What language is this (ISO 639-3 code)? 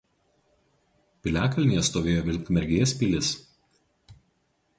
lit